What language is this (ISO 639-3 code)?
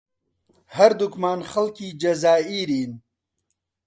ckb